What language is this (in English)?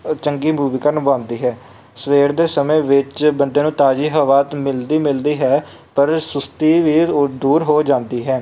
Punjabi